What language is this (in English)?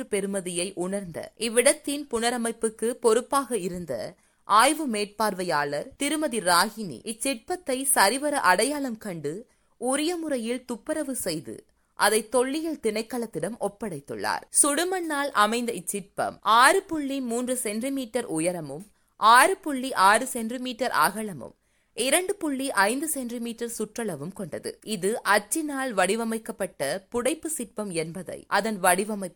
Tamil